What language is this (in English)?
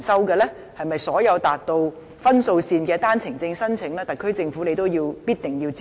Cantonese